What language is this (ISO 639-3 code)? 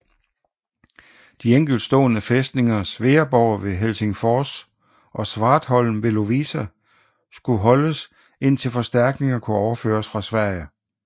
dan